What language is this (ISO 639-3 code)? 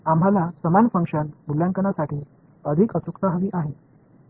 mar